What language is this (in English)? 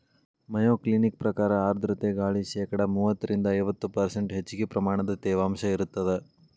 Kannada